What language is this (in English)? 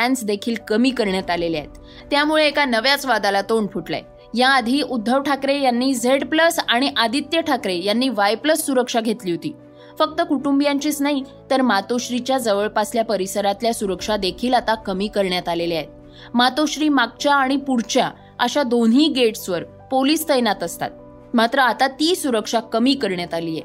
Marathi